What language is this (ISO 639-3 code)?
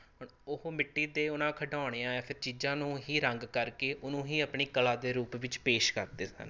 pan